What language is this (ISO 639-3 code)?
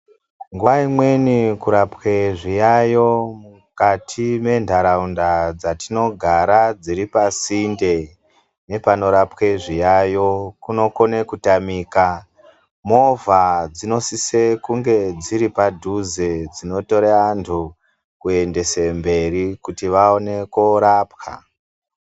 ndc